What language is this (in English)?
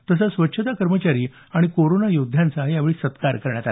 Marathi